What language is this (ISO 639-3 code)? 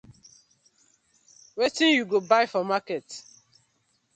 pcm